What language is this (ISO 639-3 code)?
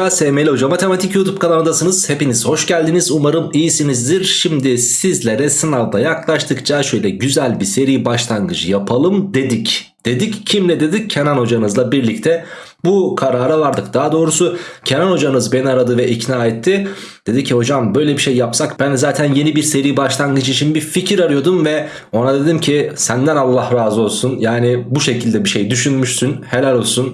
tur